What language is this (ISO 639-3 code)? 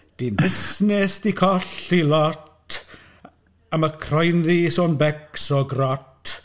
cym